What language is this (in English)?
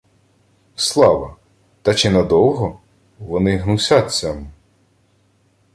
Ukrainian